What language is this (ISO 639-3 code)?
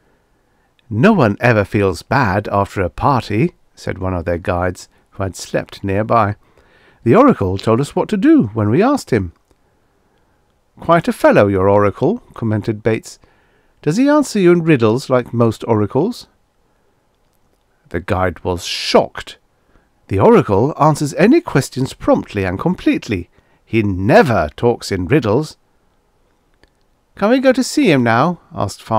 eng